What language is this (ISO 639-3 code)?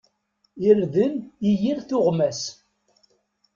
kab